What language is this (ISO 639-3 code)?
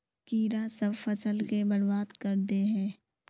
mag